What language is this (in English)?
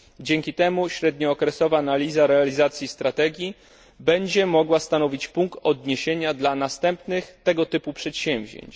Polish